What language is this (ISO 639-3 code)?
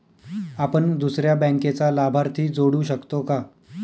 mar